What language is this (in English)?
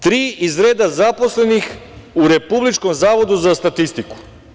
Serbian